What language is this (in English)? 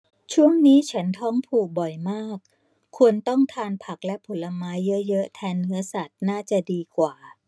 Thai